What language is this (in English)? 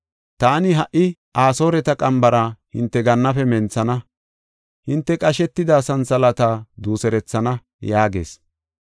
Gofa